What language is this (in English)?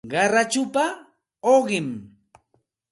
Santa Ana de Tusi Pasco Quechua